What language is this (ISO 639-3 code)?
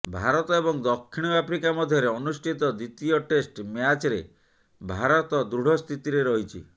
ori